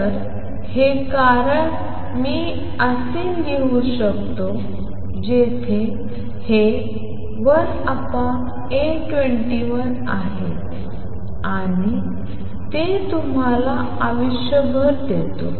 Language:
Marathi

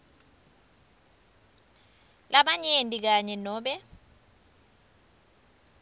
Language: Swati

